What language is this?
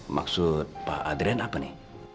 Indonesian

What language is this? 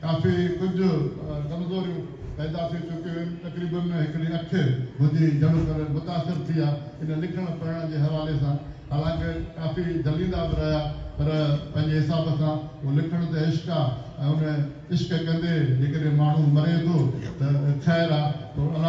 Punjabi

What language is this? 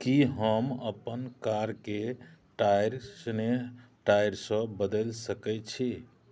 Maithili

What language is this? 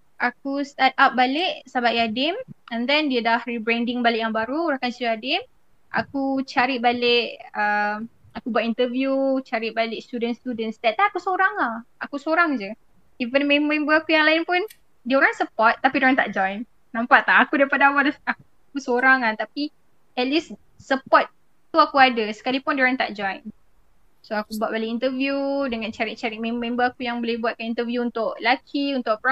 Malay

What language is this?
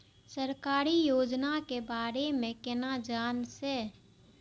Maithili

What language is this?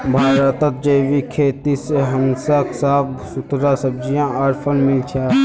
Magahi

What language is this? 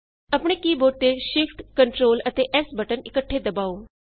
Punjabi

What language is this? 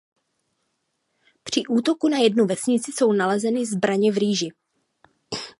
Czech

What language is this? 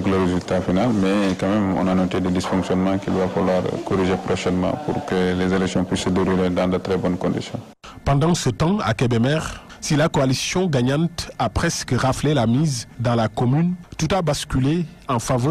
French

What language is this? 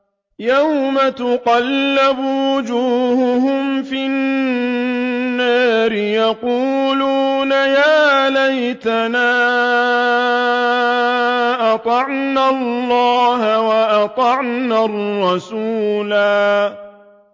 Arabic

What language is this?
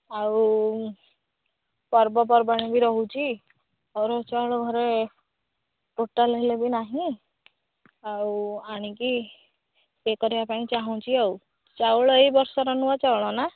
Odia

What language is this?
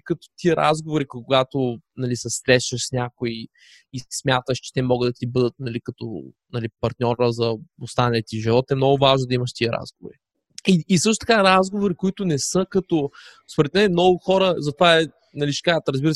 Bulgarian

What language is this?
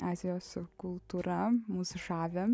Lithuanian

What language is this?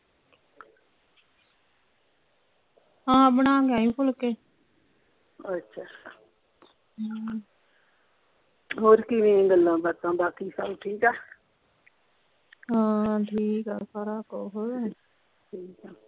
Punjabi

